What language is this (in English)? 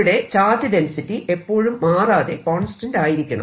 Malayalam